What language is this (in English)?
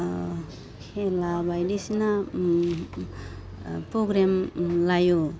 Bodo